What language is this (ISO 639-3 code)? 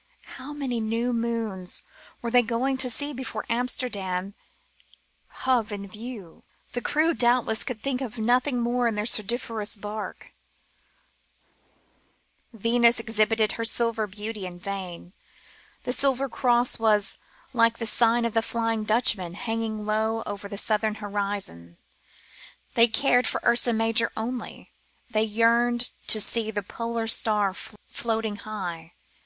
eng